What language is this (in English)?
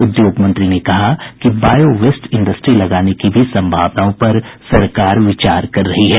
Hindi